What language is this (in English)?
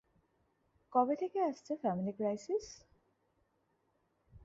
Bangla